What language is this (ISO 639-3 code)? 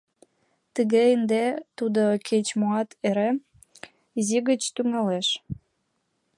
chm